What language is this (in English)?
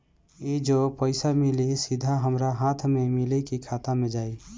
Bhojpuri